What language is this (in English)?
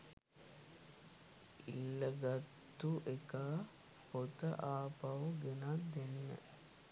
Sinhala